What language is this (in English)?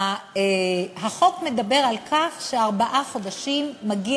Hebrew